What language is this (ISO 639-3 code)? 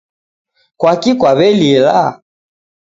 dav